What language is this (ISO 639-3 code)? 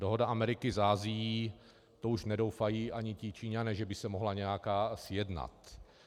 ces